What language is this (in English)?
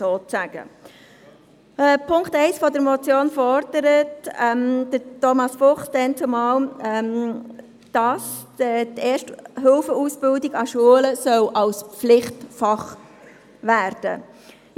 Swiss German